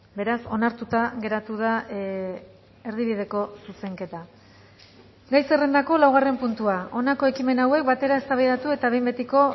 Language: Basque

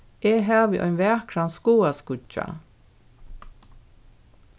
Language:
Faroese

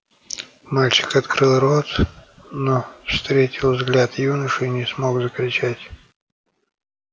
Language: Russian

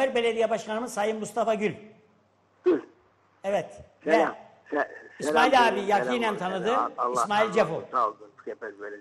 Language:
Turkish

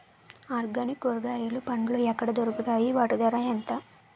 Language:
Telugu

